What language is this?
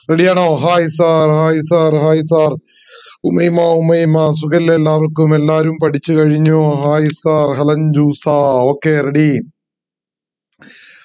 Malayalam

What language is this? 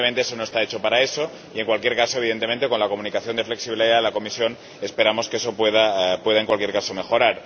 Spanish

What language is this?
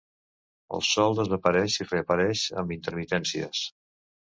Catalan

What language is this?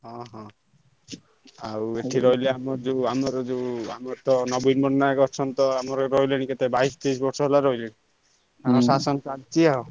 Odia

